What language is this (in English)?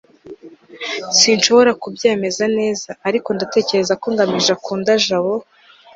Kinyarwanda